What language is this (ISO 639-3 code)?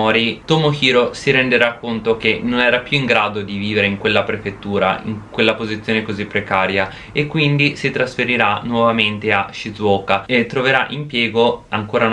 ita